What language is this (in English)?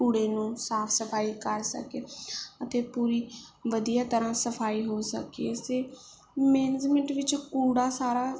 Punjabi